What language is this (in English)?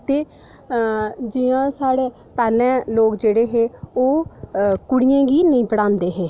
Dogri